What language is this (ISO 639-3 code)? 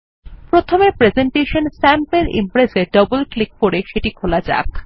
ben